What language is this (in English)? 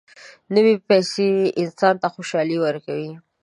Pashto